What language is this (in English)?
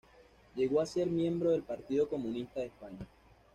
Spanish